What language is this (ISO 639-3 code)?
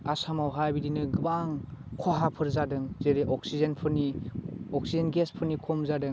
brx